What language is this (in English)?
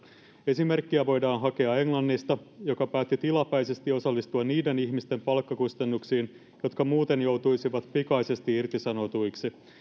Finnish